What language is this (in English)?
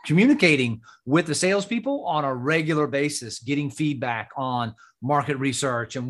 English